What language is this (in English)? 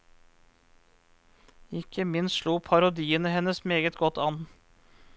Norwegian